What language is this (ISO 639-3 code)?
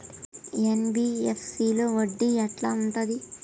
tel